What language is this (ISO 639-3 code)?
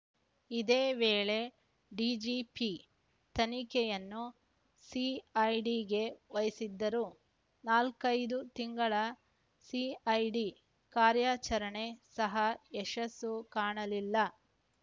kan